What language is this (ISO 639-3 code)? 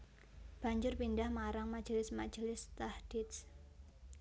jav